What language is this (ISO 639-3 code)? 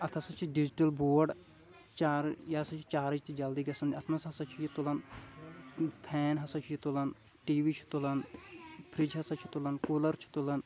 kas